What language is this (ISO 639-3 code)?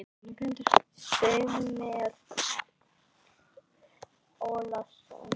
isl